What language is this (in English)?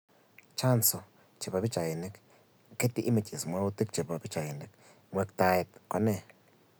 Kalenjin